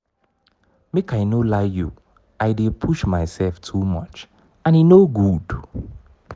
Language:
Nigerian Pidgin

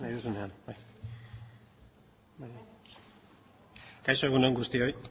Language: Basque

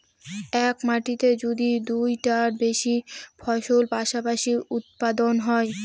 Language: Bangla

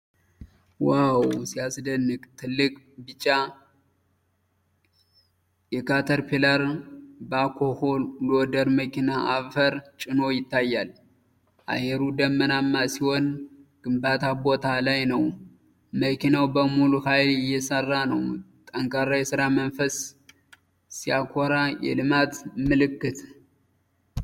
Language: Amharic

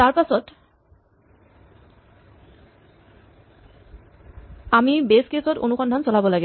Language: Assamese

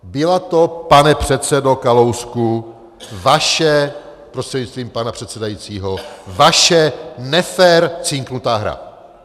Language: Czech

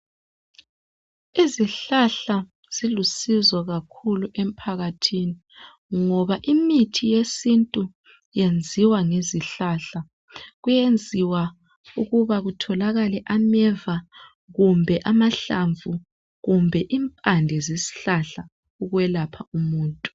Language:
North Ndebele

